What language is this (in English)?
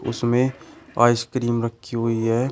Hindi